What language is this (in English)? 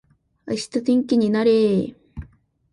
Japanese